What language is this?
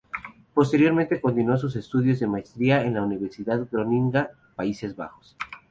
Spanish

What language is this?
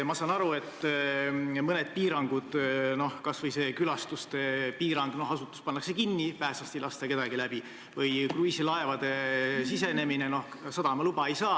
Estonian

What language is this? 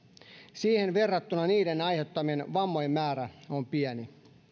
Finnish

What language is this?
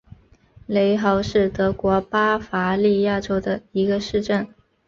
Chinese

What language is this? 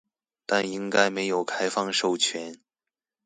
Chinese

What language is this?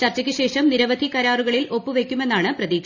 Malayalam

